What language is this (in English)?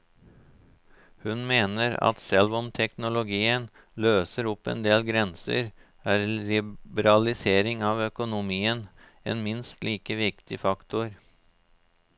Norwegian